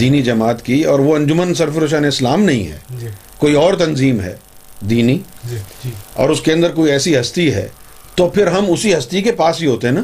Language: Urdu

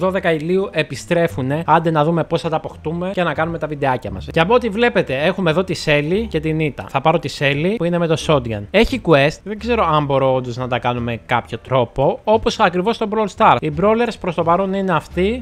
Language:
Greek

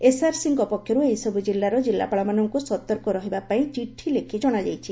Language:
Odia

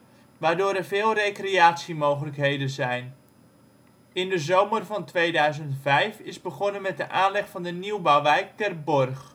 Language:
Dutch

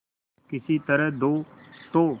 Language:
Hindi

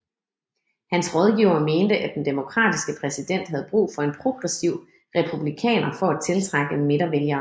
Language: Danish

